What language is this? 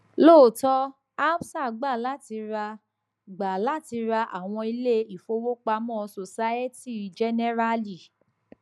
Yoruba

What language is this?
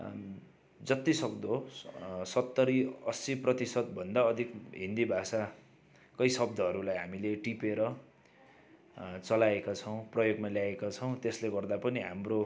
Nepali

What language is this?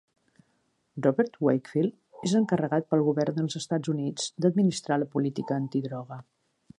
Catalan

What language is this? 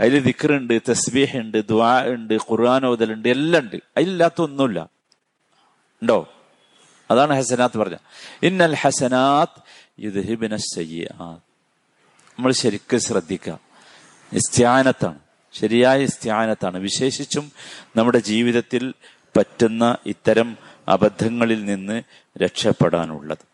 Malayalam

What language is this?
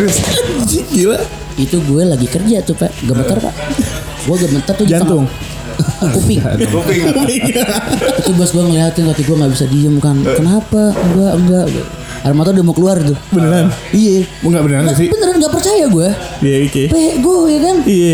Indonesian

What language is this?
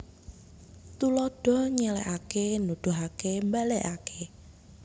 Javanese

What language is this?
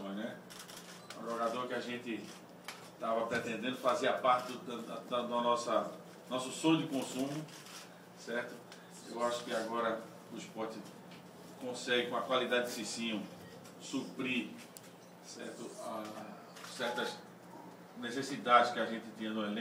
Portuguese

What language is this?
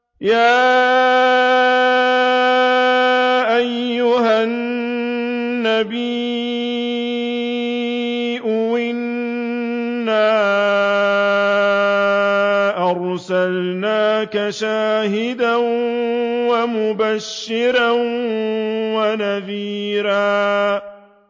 Arabic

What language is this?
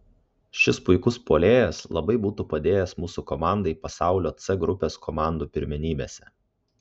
Lithuanian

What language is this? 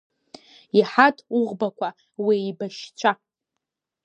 Abkhazian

